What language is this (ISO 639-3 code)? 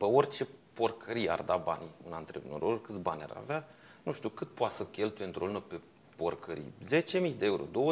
ron